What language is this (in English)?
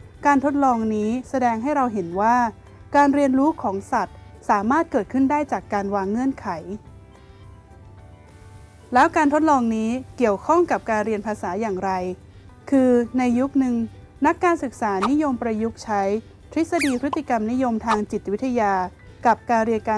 Thai